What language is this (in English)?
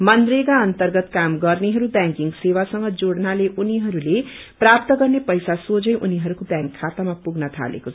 Nepali